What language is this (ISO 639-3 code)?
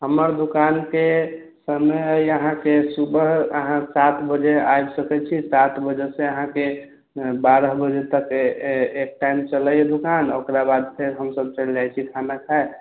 mai